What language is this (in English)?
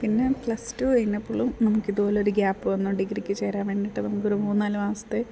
Malayalam